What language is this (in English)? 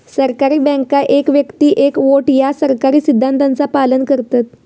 Marathi